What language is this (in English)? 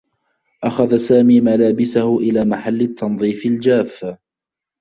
Arabic